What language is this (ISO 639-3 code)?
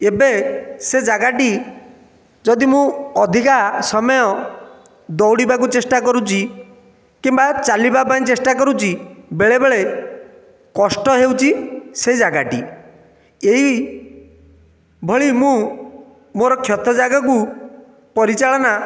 ori